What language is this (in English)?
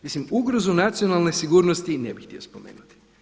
Croatian